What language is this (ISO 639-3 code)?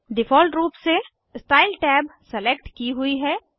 hin